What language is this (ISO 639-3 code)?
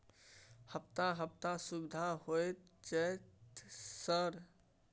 mai